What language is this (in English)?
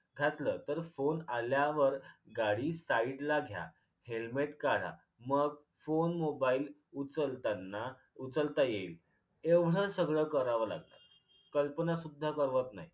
Marathi